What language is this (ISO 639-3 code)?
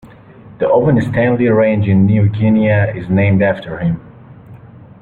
eng